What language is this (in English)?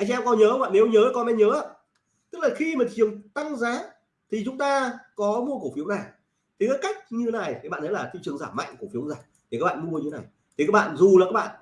Vietnamese